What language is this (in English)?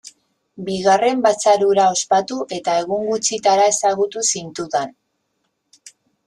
Basque